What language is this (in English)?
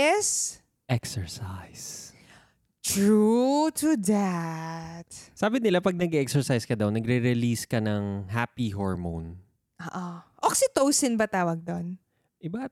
Filipino